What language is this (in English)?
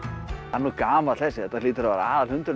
Icelandic